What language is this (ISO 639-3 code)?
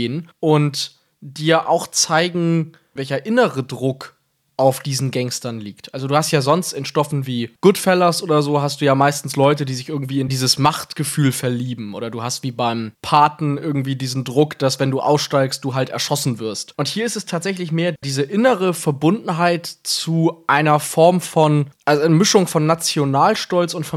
deu